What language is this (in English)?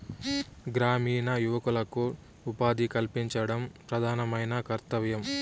Telugu